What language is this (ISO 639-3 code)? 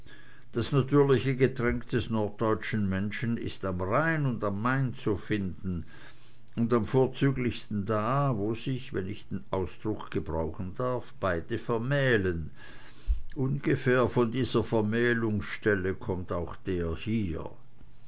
deu